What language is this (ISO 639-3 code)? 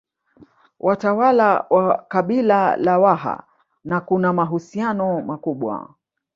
swa